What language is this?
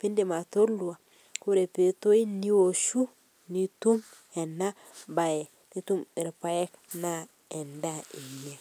Masai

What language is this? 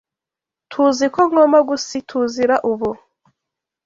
Kinyarwanda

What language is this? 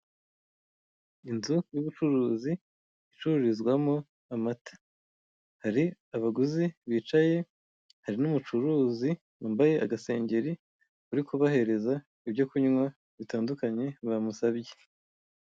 Kinyarwanda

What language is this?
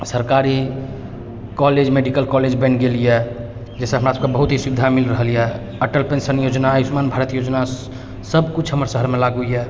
Maithili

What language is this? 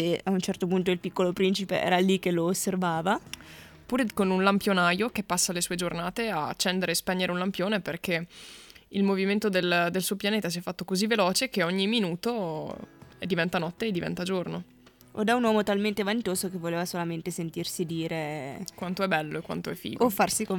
Italian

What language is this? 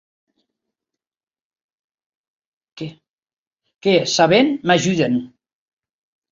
Occitan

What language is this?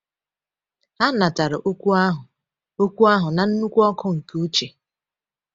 Igbo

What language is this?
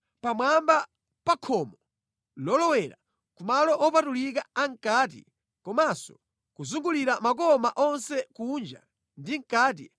Nyanja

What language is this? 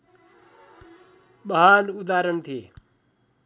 Nepali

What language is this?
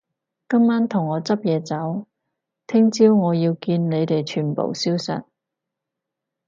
Cantonese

